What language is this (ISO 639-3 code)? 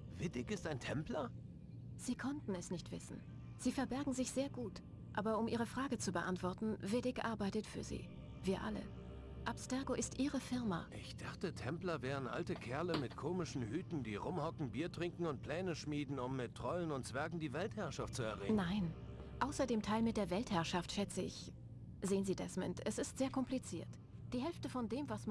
deu